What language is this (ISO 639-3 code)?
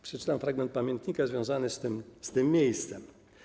pol